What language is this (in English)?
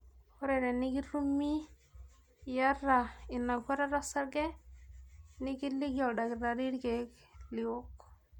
Masai